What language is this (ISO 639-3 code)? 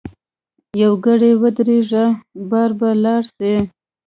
pus